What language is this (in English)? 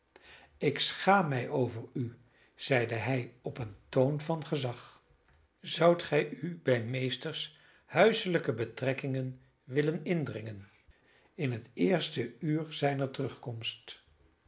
Dutch